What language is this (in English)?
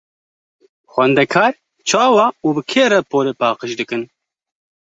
Kurdish